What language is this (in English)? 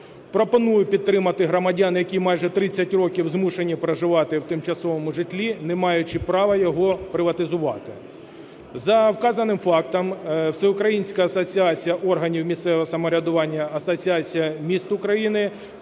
Ukrainian